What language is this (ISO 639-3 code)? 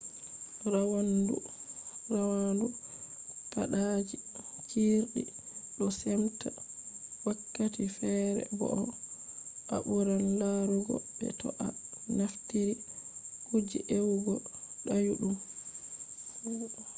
ful